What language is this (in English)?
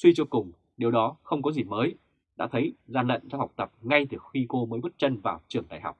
Vietnamese